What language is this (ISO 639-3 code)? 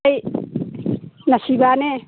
mni